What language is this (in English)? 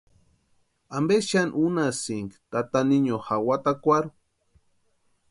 Western Highland Purepecha